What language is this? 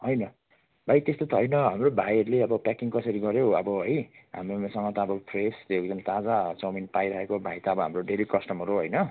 Nepali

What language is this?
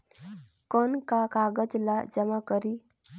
Chhattisgarhi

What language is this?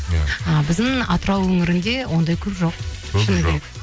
Kazakh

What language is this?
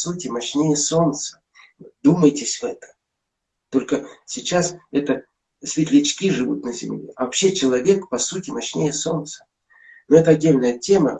Russian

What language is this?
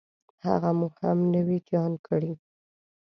Pashto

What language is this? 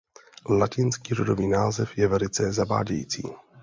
Czech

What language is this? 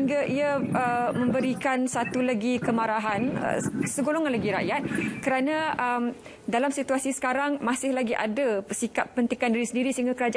Malay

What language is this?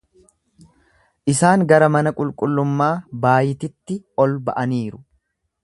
Oromo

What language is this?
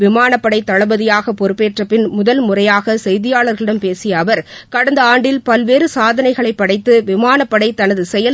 Tamil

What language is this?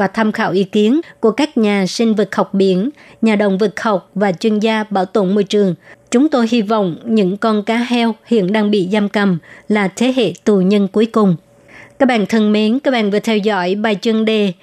Vietnamese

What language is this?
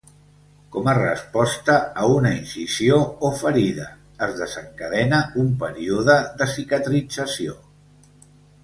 Catalan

